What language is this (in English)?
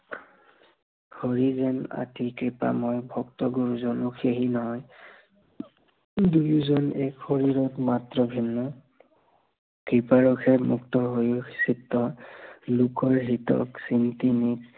Assamese